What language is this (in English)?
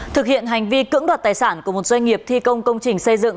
Vietnamese